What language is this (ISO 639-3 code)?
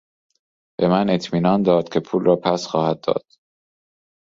fas